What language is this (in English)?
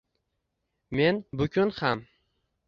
Uzbek